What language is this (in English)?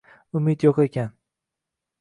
Uzbek